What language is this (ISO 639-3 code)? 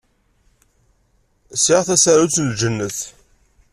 kab